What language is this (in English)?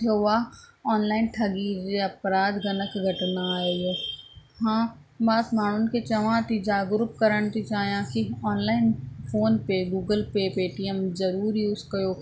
Sindhi